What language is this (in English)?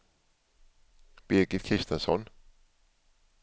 Swedish